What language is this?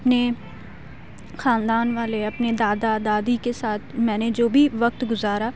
Urdu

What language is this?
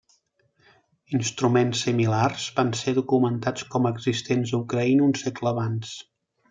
Catalan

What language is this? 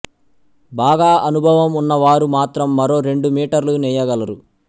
Telugu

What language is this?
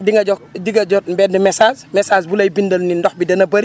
Wolof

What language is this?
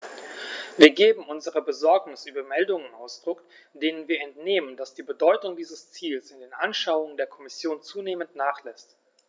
German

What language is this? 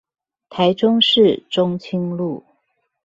Chinese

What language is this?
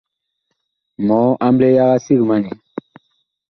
Bakoko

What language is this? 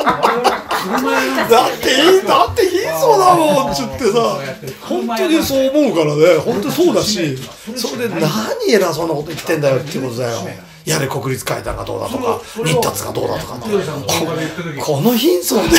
Japanese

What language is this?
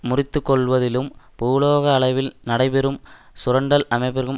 Tamil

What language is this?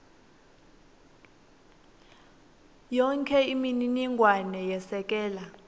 Swati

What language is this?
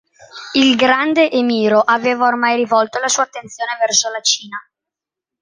Italian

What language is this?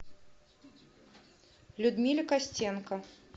Russian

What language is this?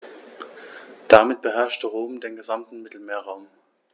German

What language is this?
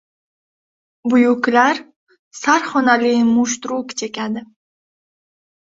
Uzbek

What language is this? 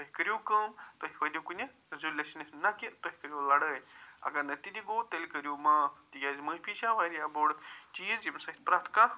Kashmiri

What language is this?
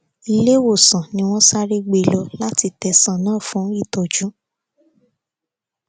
Yoruba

